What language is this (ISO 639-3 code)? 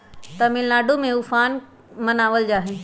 mag